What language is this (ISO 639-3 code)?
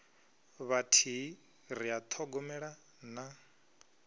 ven